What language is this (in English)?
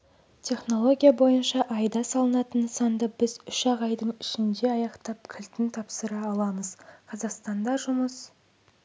Kazakh